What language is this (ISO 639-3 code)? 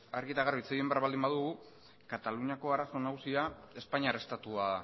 eus